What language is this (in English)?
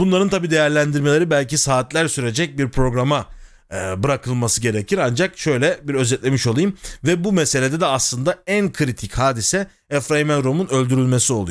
Turkish